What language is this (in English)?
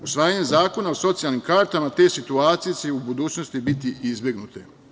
Serbian